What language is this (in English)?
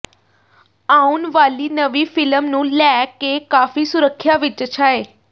Punjabi